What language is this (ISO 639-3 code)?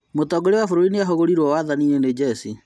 kik